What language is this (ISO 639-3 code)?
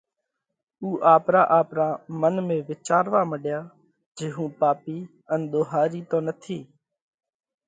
kvx